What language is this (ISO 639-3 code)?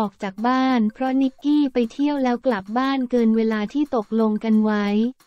tha